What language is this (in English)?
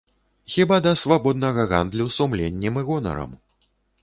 Belarusian